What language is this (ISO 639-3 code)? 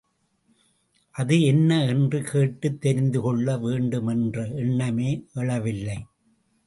tam